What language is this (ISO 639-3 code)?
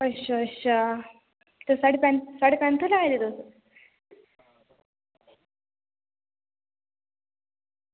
doi